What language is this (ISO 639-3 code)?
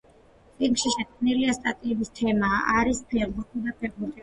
kat